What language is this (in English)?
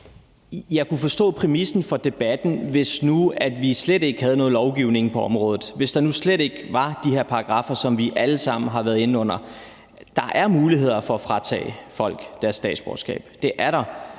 Danish